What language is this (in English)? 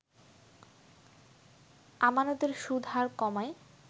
Bangla